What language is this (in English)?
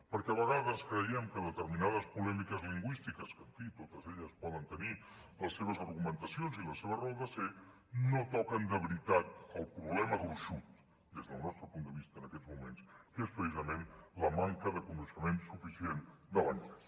Catalan